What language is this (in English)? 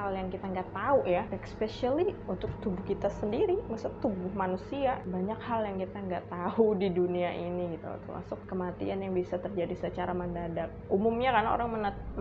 Indonesian